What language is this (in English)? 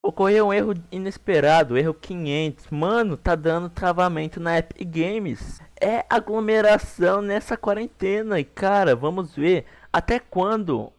Portuguese